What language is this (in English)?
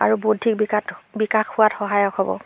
Assamese